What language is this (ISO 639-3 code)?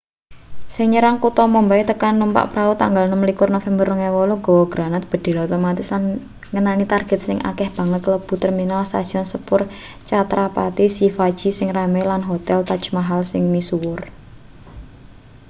jav